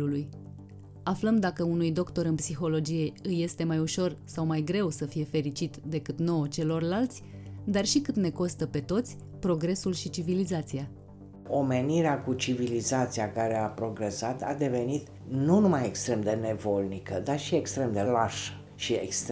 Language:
Romanian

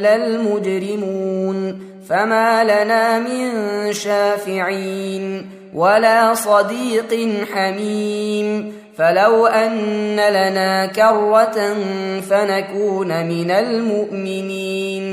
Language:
Arabic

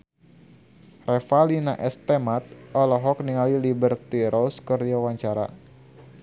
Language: Sundanese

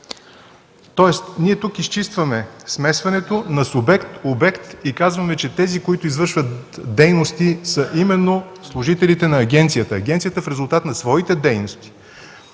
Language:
Bulgarian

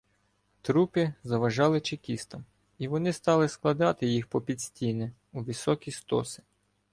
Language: Ukrainian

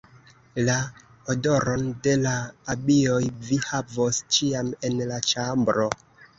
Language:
Esperanto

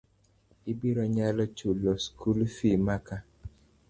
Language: Luo (Kenya and Tanzania)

